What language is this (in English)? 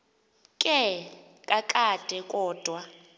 Xhosa